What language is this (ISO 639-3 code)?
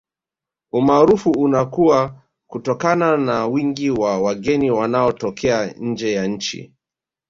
swa